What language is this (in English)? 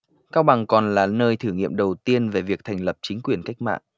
Vietnamese